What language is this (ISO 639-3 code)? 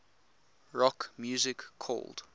eng